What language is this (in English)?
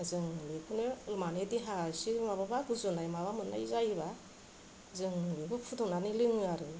Bodo